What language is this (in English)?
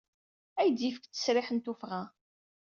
Kabyle